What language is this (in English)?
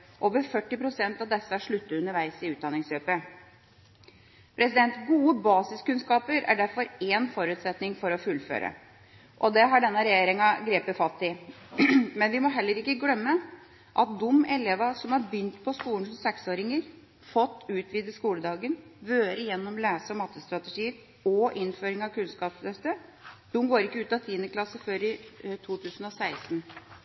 Norwegian Bokmål